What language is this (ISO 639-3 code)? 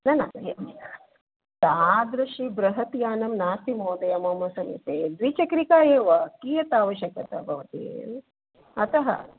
san